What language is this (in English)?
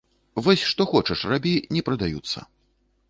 Belarusian